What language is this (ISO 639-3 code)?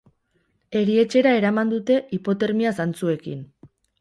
eus